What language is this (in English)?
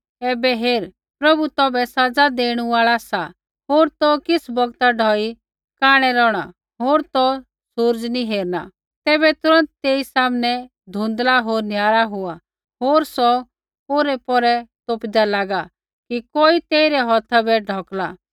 Kullu Pahari